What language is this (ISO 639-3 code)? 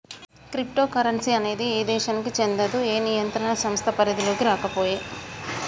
tel